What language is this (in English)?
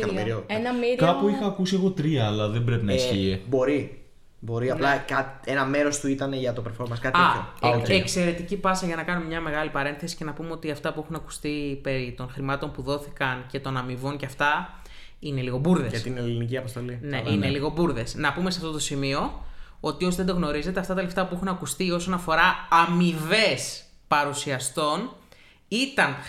Greek